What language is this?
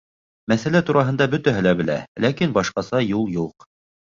Bashkir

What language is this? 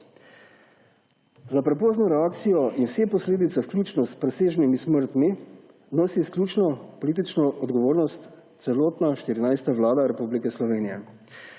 Slovenian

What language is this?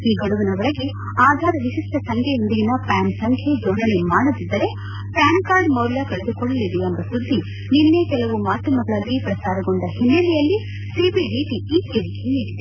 Kannada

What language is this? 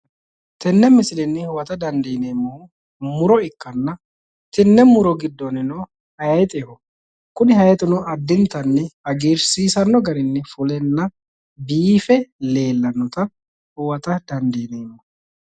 Sidamo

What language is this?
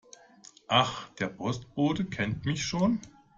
German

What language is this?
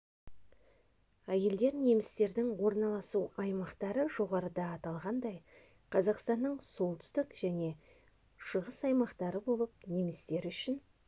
Kazakh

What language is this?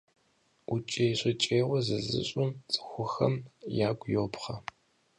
Kabardian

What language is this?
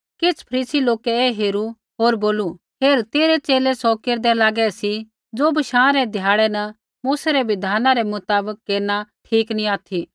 Kullu Pahari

